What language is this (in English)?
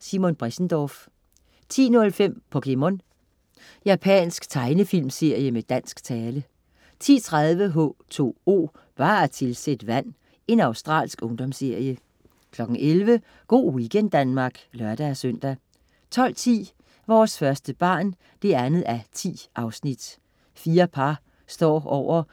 Danish